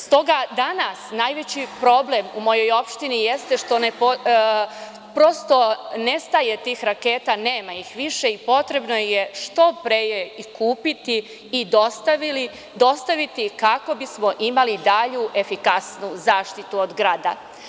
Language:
Serbian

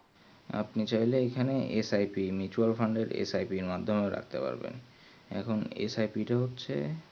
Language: Bangla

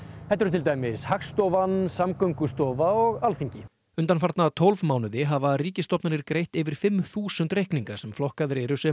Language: Icelandic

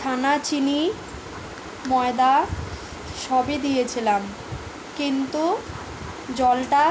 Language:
Bangla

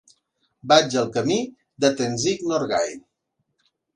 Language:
Catalan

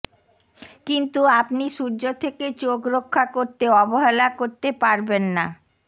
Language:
Bangla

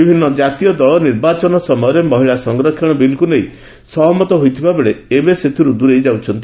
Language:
Odia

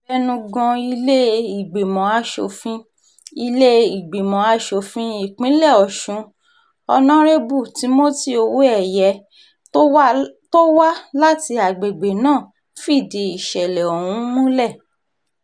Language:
Yoruba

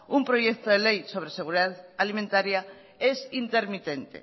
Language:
Spanish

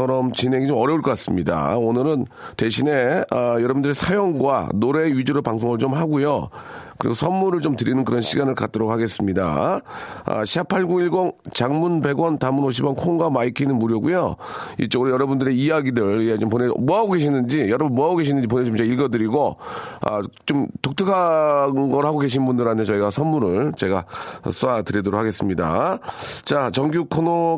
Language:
Korean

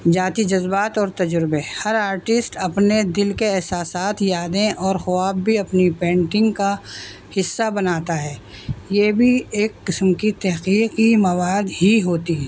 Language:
Urdu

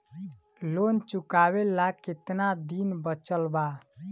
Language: Bhojpuri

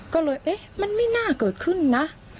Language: Thai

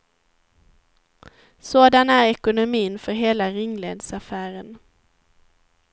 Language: Swedish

